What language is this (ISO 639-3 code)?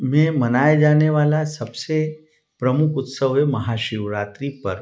hin